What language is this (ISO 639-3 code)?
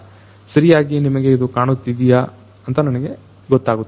kan